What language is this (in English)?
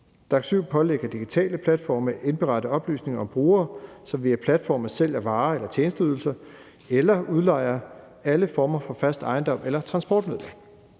Danish